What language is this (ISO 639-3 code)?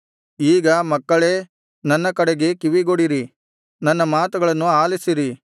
kan